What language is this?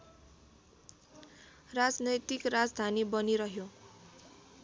Nepali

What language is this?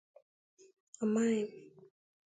Igbo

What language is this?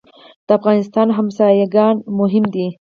Pashto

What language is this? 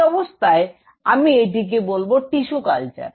Bangla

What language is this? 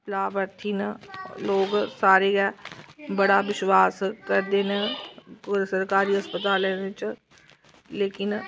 Dogri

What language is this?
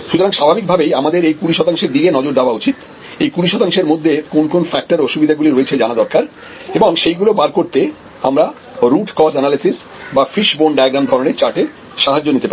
Bangla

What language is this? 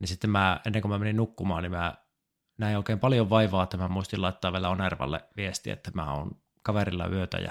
Finnish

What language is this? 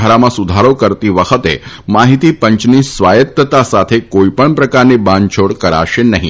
Gujarati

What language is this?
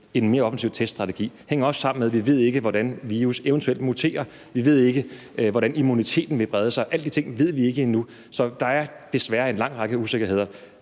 Danish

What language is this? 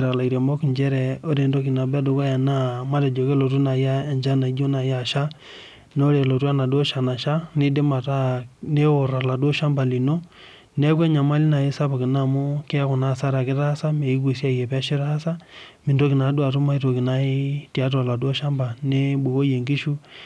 Masai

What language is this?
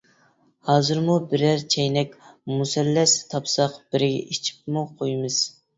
Uyghur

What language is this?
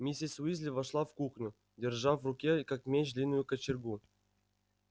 Russian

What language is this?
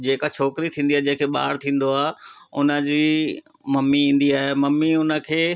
Sindhi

